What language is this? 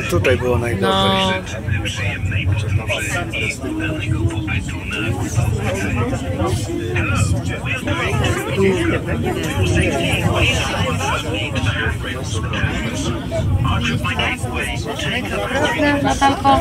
Polish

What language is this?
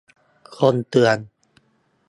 Thai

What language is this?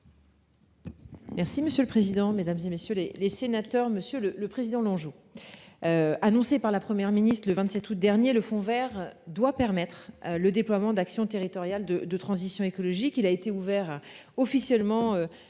French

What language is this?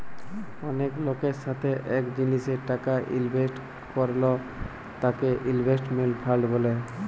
Bangla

